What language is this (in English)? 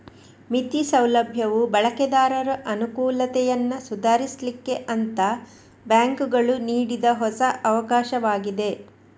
Kannada